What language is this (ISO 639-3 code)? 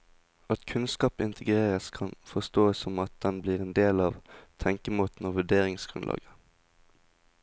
nor